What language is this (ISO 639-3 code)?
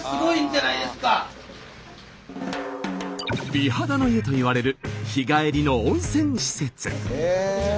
jpn